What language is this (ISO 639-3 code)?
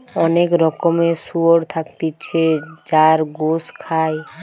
ben